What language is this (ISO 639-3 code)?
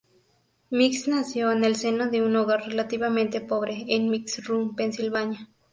spa